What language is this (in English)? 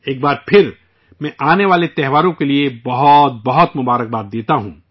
Urdu